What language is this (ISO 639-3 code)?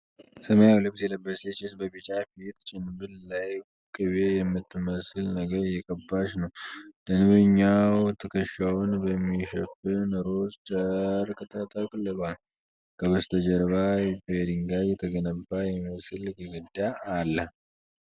amh